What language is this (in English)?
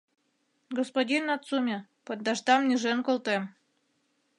Mari